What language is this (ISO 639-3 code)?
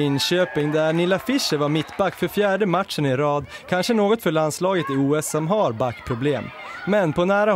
swe